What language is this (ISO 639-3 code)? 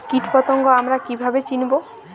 ben